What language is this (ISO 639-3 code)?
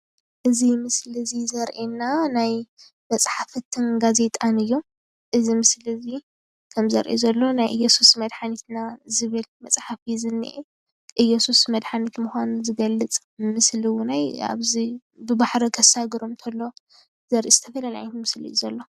tir